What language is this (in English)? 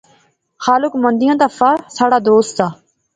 Pahari-Potwari